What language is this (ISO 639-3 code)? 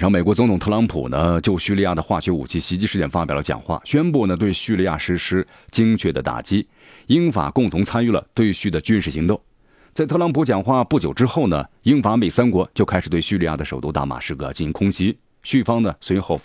zho